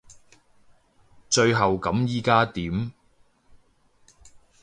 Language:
Cantonese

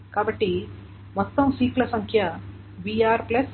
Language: Telugu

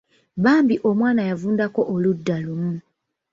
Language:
Ganda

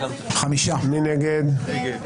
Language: Hebrew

